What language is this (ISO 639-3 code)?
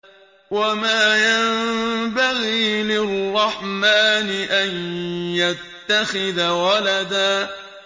ara